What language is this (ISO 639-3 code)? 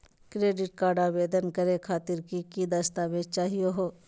mag